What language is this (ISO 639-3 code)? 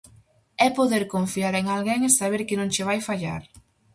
glg